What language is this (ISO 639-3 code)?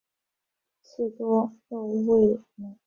zho